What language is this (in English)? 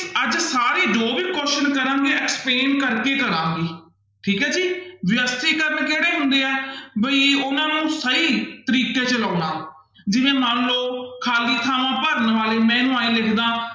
Punjabi